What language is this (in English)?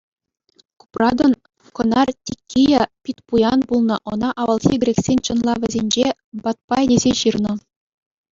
Chuvash